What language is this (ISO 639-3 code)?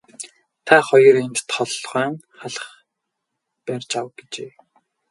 mon